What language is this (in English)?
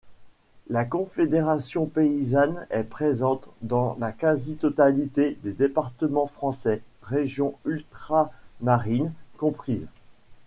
French